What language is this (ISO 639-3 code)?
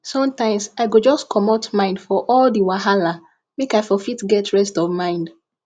pcm